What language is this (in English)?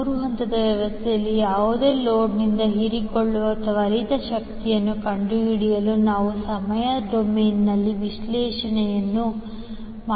Kannada